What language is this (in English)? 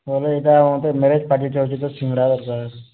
Odia